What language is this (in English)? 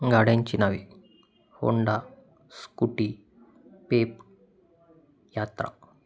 Marathi